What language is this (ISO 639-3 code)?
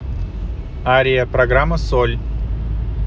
rus